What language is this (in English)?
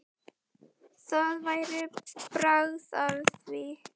Icelandic